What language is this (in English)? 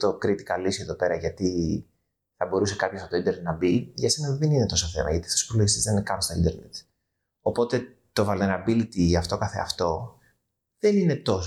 Greek